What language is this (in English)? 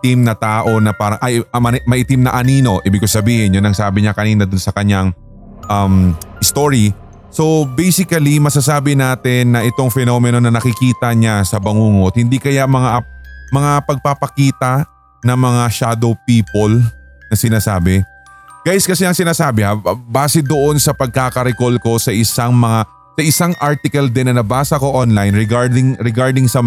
Filipino